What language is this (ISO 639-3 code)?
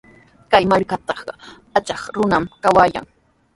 qws